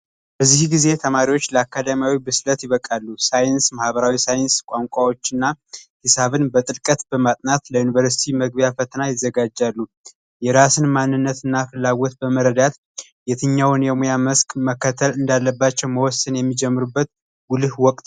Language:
Amharic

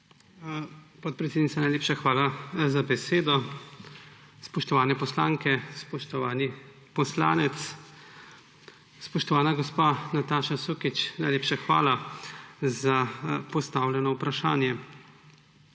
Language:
Slovenian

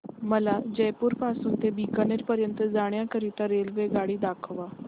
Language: Marathi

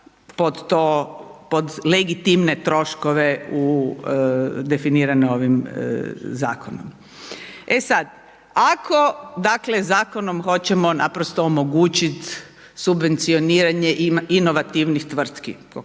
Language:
Croatian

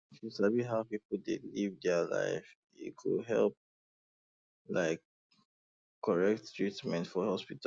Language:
Nigerian Pidgin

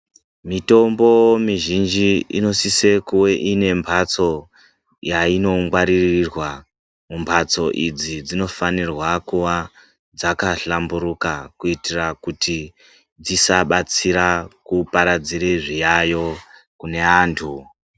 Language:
Ndau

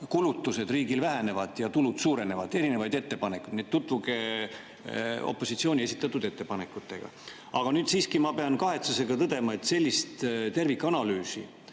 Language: Estonian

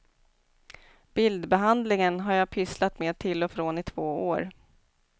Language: Swedish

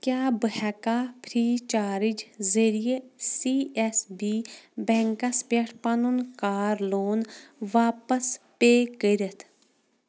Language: Kashmiri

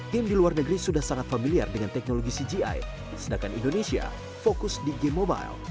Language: Indonesian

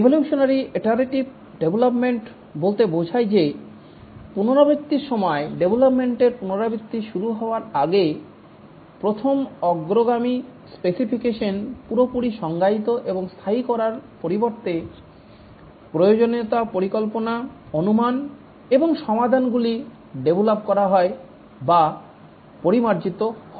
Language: Bangla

